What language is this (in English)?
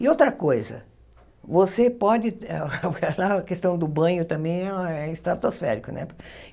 Portuguese